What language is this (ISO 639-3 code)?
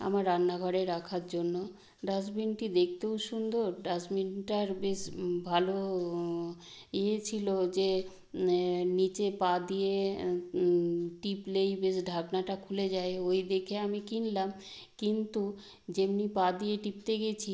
ben